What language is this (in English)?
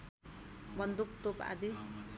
Nepali